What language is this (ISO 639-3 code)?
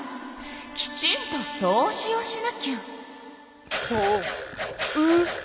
jpn